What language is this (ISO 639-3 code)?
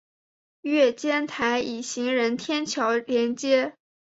zho